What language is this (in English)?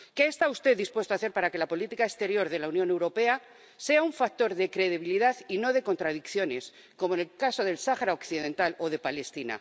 Spanish